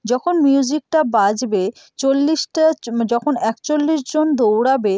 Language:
Bangla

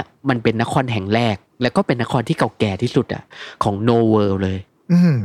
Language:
Thai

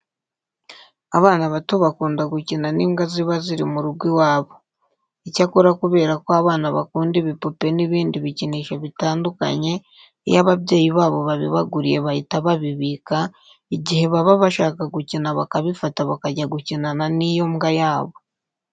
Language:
Kinyarwanda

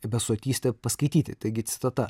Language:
Lithuanian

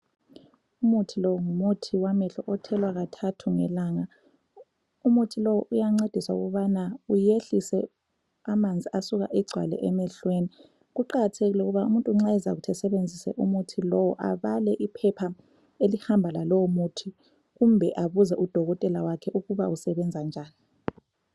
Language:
North Ndebele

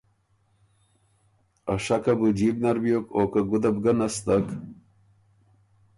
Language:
Ormuri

